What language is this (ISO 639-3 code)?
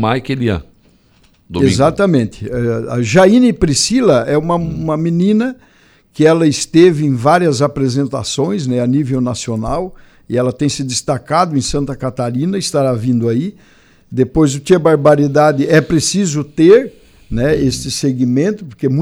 por